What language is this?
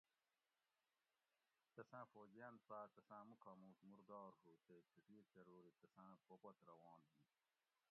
Gawri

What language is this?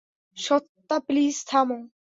Bangla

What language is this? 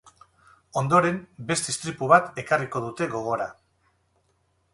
Basque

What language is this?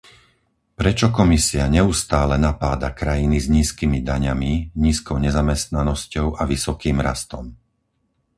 Slovak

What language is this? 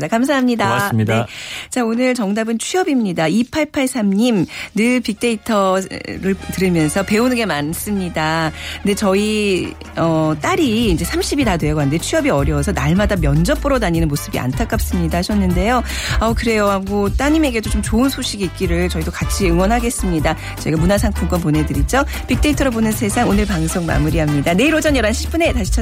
Korean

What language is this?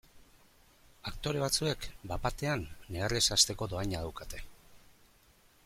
Basque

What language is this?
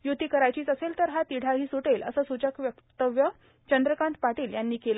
Marathi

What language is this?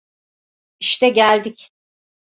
Turkish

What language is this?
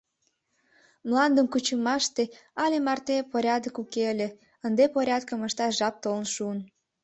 Mari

